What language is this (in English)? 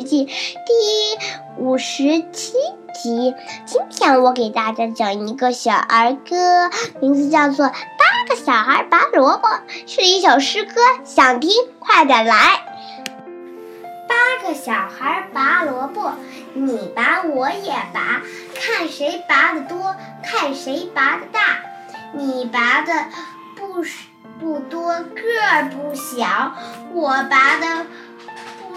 Chinese